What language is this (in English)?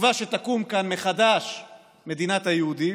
Hebrew